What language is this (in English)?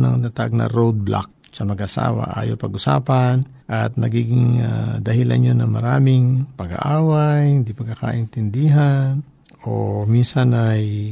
Filipino